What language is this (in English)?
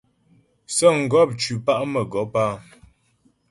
Ghomala